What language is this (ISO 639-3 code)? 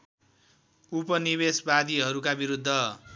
nep